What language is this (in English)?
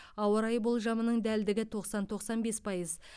Kazakh